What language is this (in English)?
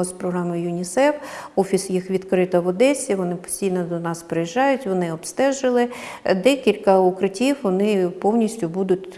Ukrainian